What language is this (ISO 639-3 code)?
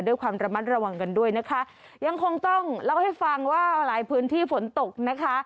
tha